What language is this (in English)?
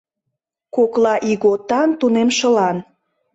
Mari